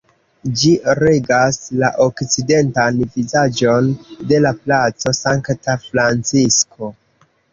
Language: Esperanto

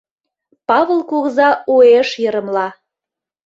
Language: Mari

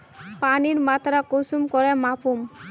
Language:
Magahi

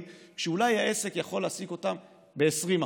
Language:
Hebrew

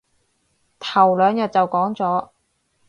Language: Cantonese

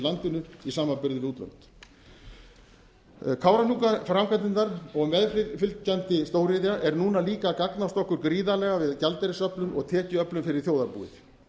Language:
Icelandic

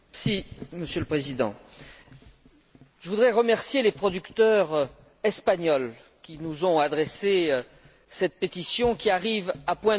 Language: French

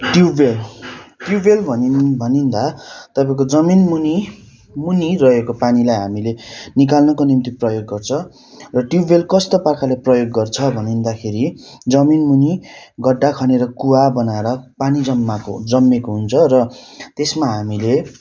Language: Nepali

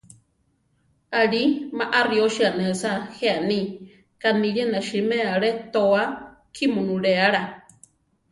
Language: Central Tarahumara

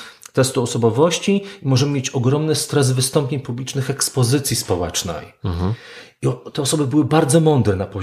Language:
Polish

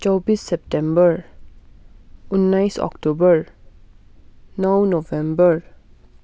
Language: Nepali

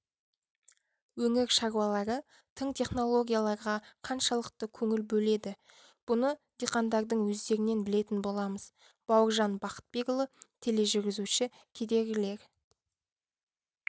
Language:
Kazakh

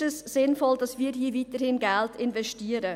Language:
Swiss German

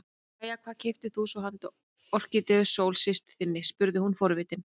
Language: Icelandic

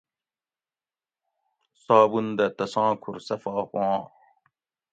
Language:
Gawri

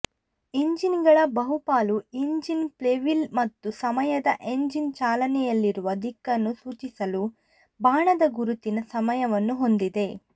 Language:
Kannada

